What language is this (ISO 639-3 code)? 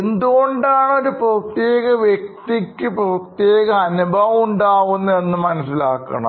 mal